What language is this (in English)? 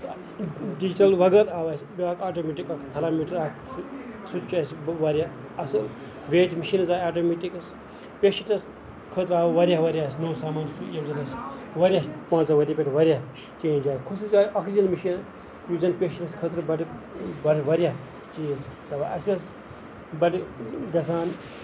Kashmiri